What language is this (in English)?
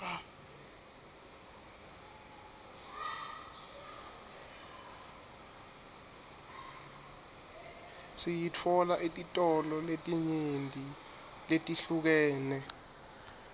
Swati